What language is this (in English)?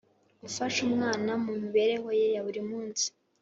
Kinyarwanda